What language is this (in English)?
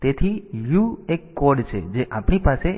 Gujarati